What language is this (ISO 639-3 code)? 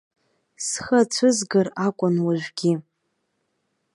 abk